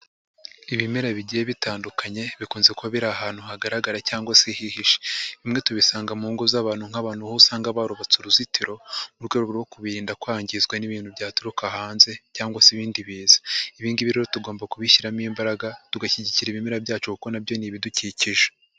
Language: Kinyarwanda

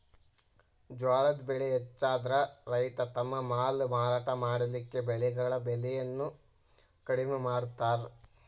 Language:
Kannada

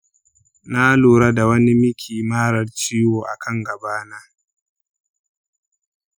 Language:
Hausa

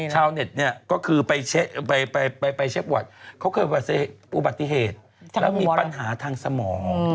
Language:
Thai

